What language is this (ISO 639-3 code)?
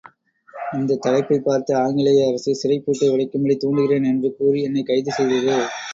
tam